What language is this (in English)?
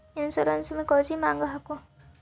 Magahi